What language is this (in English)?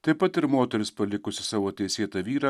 Lithuanian